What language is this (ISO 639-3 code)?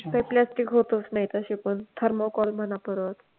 mar